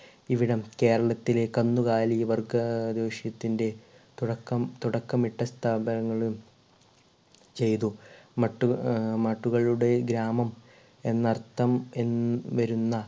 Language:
Malayalam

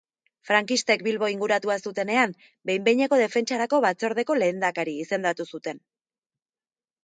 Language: Basque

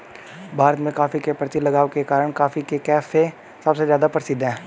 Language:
Hindi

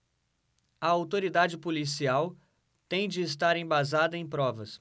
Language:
Portuguese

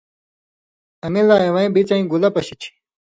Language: Indus Kohistani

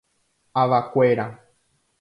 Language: Guarani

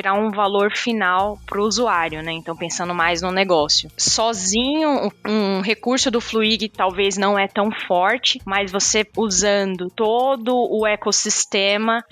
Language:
Portuguese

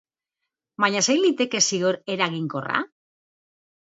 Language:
Basque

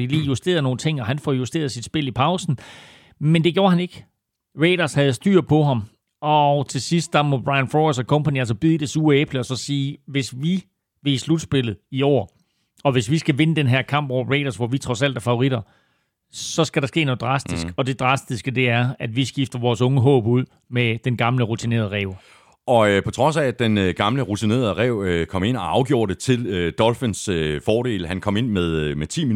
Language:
Danish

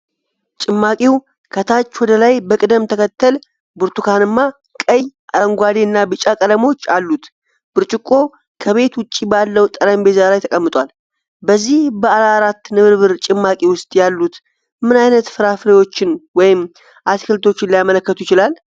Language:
Amharic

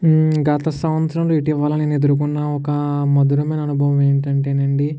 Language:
Telugu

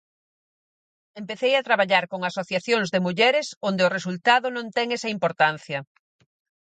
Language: Galician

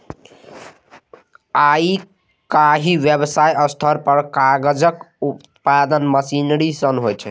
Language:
Maithili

